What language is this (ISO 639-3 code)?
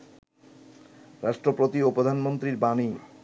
ben